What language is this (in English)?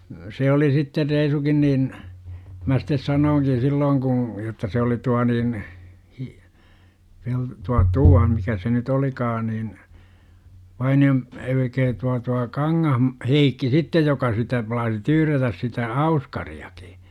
Finnish